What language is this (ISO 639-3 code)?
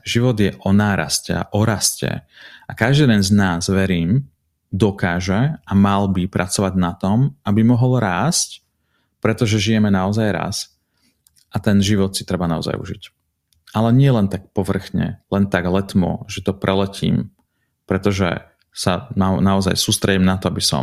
slk